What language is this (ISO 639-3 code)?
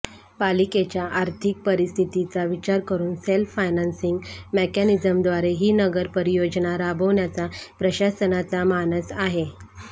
mar